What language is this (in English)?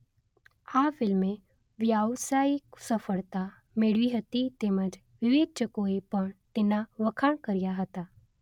Gujarati